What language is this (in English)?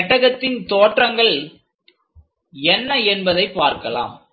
Tamil